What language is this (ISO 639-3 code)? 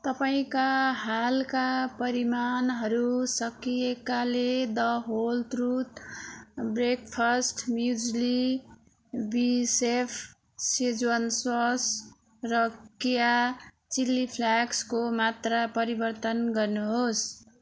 nep